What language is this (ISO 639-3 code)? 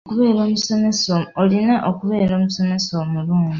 lug